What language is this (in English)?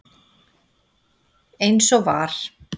Icelandic